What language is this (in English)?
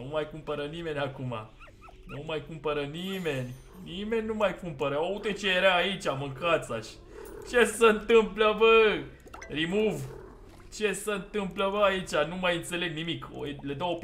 Romanian